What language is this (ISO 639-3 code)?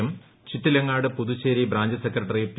mal